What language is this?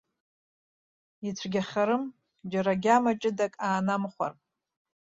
Abkhazian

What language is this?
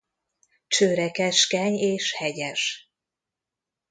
Hungarian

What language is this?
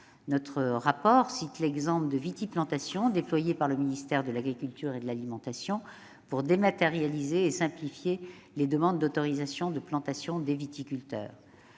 French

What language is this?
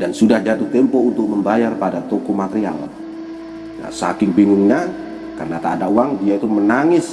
Indonesian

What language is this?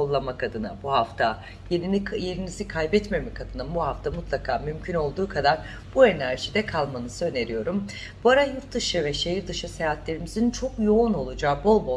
Turkish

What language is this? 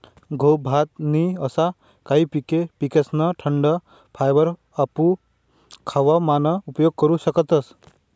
Marathi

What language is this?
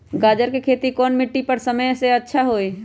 Magahi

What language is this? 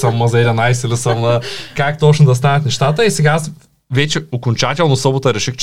Bulgarian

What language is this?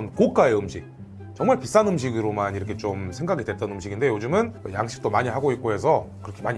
Korean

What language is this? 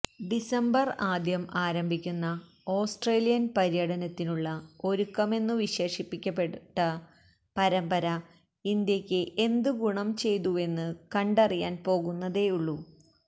Malayalam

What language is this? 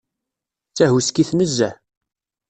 Kabyle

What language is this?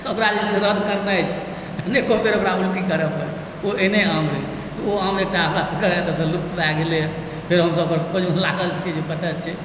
Maithili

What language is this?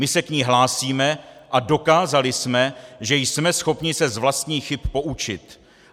Czech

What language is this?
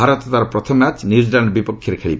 Odia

